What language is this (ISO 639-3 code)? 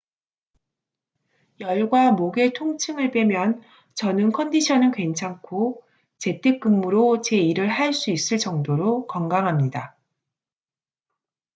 kor